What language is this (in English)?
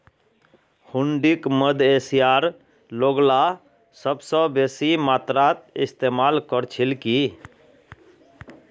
Magahi